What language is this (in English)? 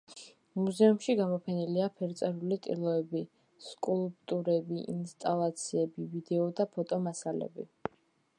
Georgian